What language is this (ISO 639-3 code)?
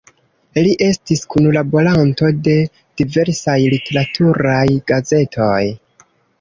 epo